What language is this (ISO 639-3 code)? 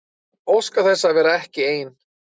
isl